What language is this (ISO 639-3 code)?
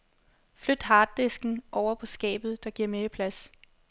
dan